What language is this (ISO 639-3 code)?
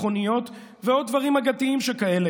heb